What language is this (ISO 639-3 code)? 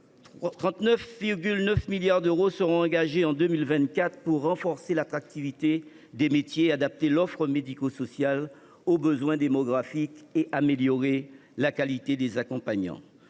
fra